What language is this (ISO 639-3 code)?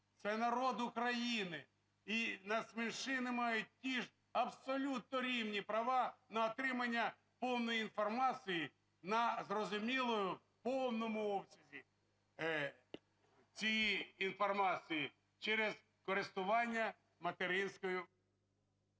ukr